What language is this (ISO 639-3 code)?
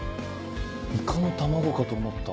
jpn